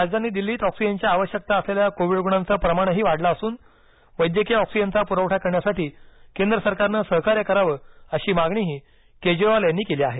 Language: Marathi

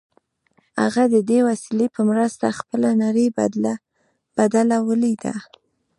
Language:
Pashto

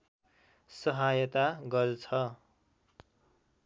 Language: Nepali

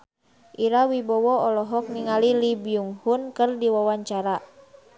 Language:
Sundanese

